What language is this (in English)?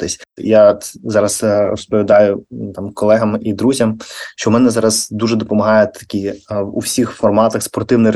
Ukrainian